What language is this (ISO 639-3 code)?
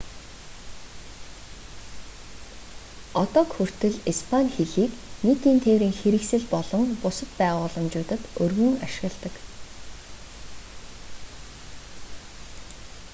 mon